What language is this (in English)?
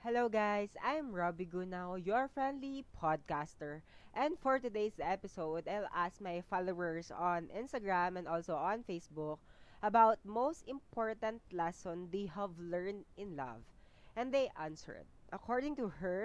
Filipino